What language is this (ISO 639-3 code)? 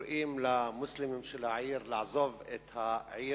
heb